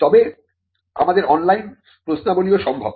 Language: Bangla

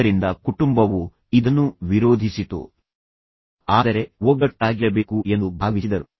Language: Kannada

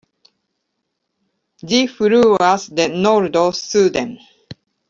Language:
Esperanto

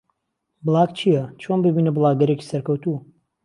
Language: Central Kurdish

